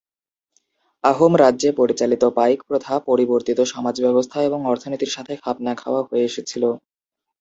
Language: Bangla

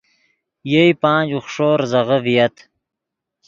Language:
Yidgha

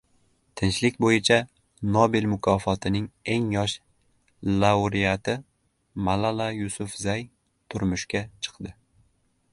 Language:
Uzbek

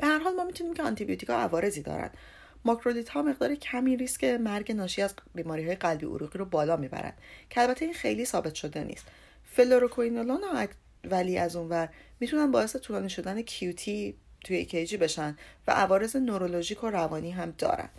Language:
Persian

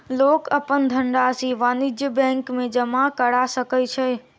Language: Maithili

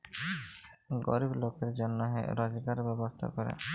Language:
Bangla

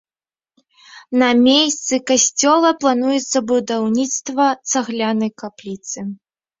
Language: Belarusian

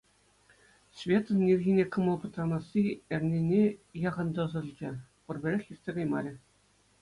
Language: Chuvash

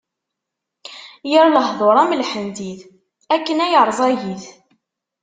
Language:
Kabyle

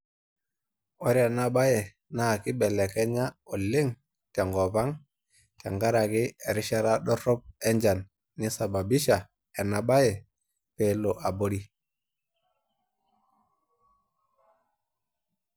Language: Masai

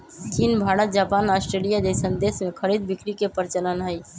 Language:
Magahi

